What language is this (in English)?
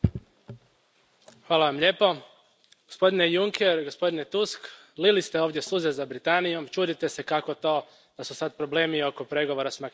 Croatian